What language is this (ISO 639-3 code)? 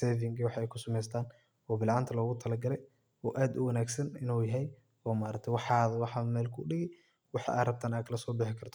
som